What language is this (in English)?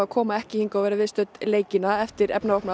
Icelandic